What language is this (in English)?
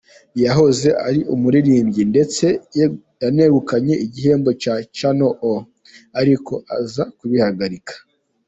Kinyarwanda